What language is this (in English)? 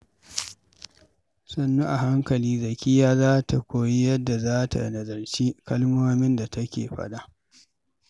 Hausa